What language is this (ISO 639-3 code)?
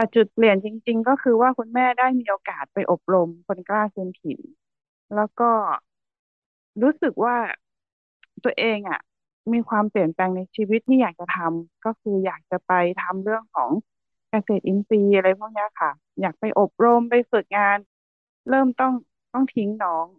tha